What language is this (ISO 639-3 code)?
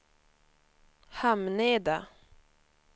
swe